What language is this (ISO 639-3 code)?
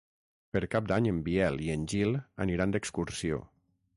cat